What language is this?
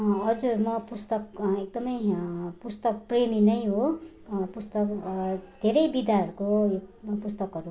Nepali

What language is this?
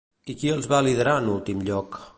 Catalan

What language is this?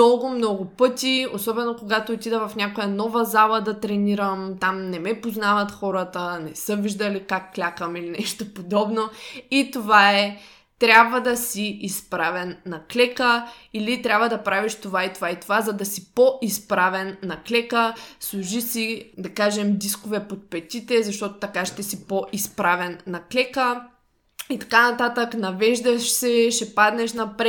Bulgarian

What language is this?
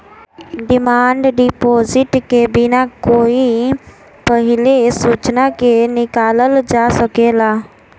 Bhojpuri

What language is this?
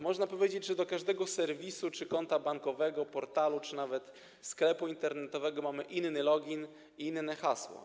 Polish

